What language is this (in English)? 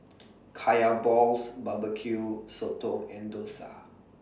English